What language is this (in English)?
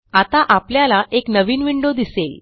Marathi